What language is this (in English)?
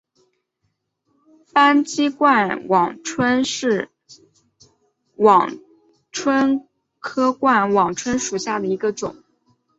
Chinese